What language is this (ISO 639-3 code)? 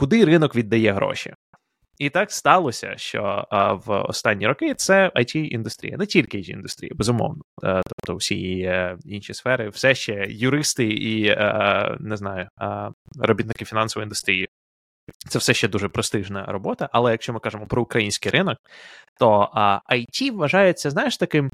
ukr